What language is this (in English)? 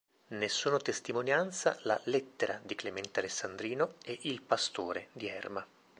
Italian